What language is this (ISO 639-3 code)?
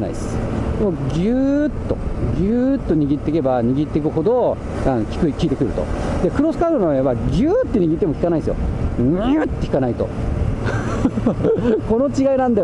jpn